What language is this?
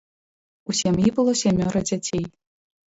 Belarusian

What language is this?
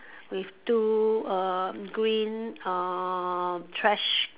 English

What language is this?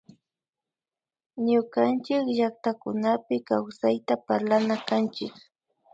Imbabura Highland Quichua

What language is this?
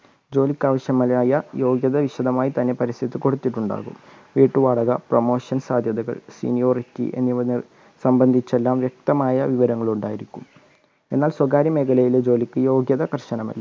Malayalam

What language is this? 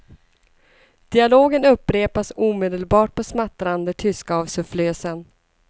Swedish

